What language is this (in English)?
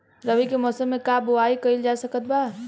Bhojpuri